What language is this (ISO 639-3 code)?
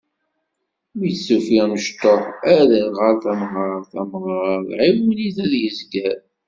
kab